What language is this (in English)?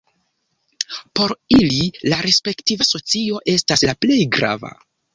Esperanto